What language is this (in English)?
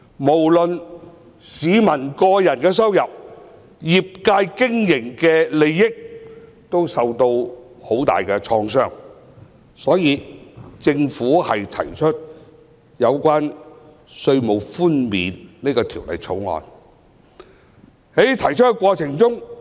Cantonese